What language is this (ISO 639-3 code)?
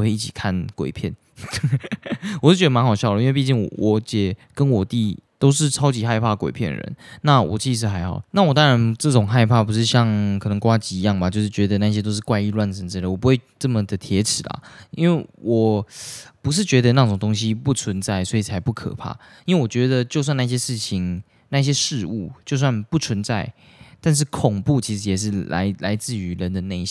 zho